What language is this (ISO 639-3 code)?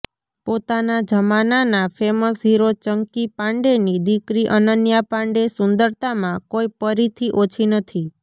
guj